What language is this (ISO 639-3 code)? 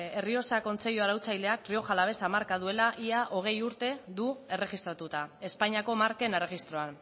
eus